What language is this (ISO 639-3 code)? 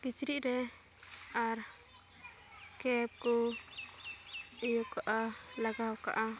sat